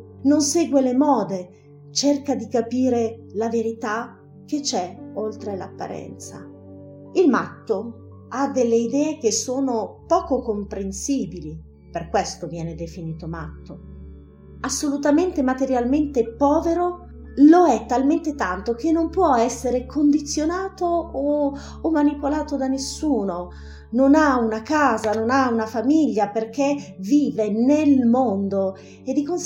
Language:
Italian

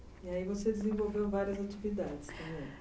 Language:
Portuguese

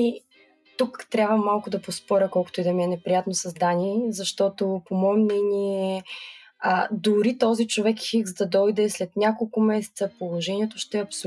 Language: Bulgarian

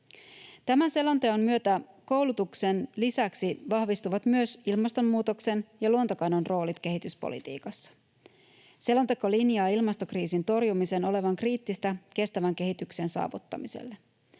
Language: Finnish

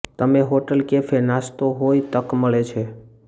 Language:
Gujarati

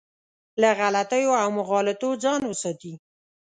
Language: Pashto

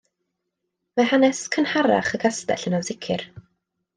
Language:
Welsh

